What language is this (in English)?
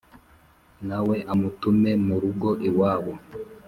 Kinyarwanda